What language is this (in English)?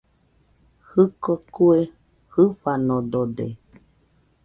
Nüpode Huitoto